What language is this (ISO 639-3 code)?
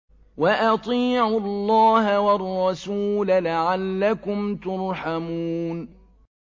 ara